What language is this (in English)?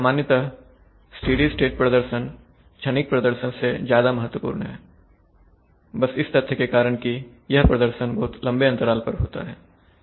Hindi